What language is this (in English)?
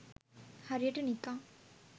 Sinhala